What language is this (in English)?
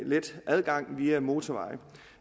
Danish